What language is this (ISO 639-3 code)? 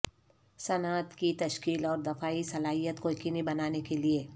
urd